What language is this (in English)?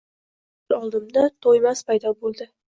Uzbek